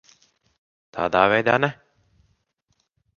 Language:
Latvian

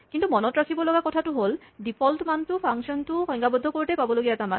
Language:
Assamese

